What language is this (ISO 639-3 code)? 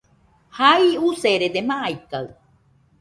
hux